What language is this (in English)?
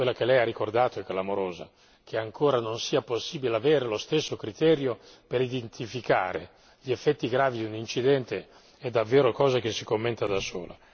Italian